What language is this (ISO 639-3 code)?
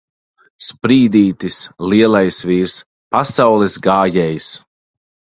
lav